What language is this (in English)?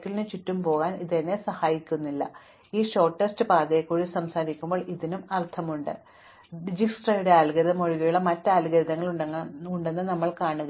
Malayalam